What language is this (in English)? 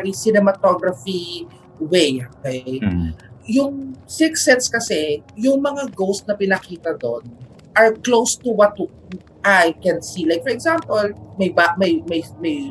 Filipino